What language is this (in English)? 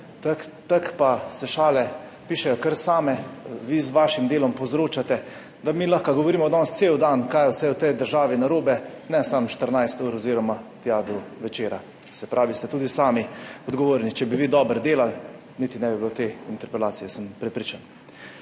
Slovenian